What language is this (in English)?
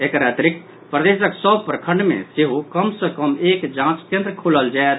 Maithili